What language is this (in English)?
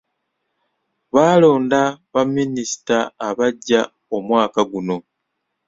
Ganda